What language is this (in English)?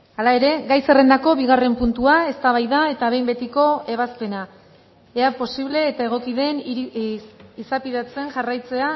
Basque